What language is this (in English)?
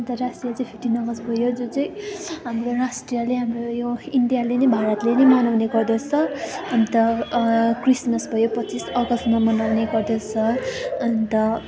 Nepali